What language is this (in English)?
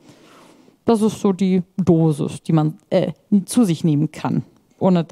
German